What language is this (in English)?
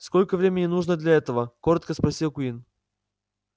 Russian